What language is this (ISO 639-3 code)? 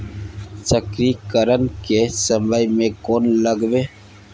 mai